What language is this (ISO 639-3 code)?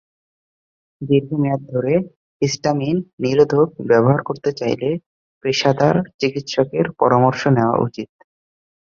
ben